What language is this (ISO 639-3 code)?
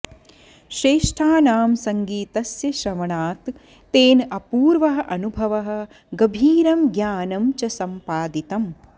san